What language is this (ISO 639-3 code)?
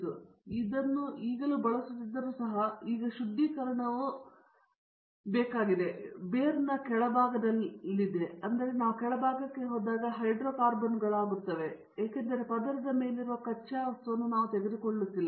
kan